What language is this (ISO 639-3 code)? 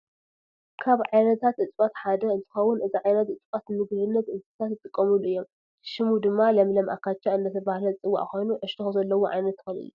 tir